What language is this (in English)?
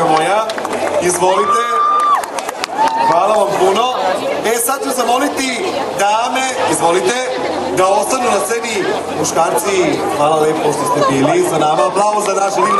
Greek